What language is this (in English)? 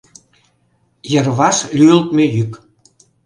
Mari